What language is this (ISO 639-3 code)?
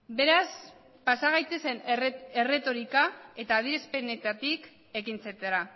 eus